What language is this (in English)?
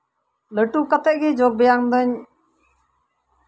Santali